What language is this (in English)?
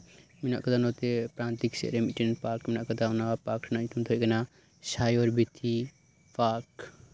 Santali